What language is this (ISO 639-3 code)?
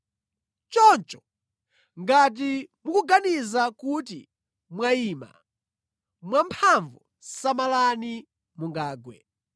nya